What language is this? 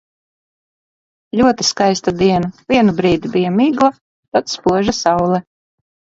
Latvian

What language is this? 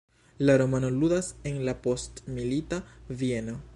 Esperanto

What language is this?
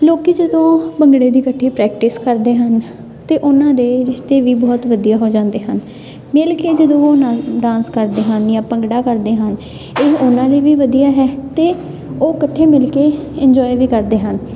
Punjabi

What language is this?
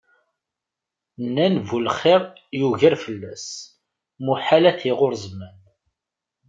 Kabyle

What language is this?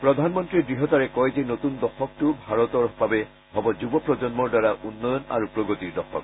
Assamese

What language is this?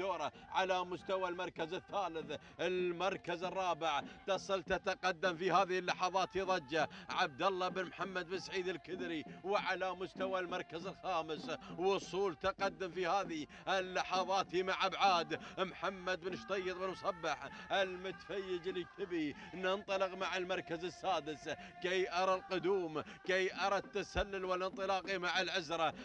Arabic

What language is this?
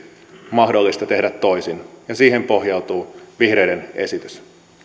Finnish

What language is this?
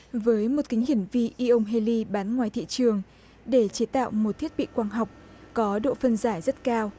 Vietnamese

